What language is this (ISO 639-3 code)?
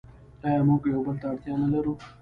pus